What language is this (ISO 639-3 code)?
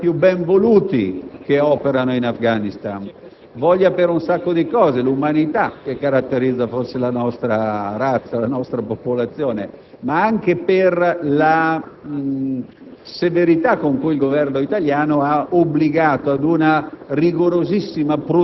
ita